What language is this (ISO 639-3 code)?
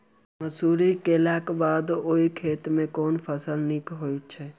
mai